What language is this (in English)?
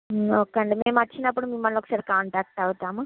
Telugu